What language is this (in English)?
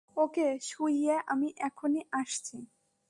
Bangla